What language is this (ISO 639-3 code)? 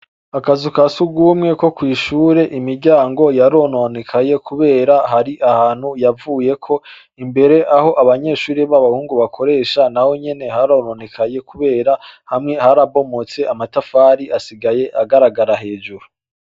run